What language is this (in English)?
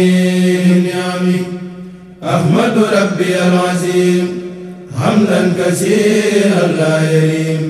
Arabic